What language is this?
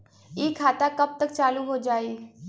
Bhojpuri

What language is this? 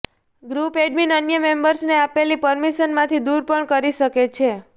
Gujarati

